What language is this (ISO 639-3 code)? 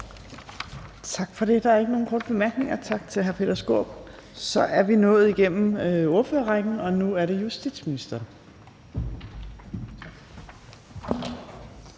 dan